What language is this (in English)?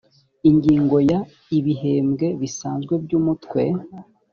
Kinyarwanda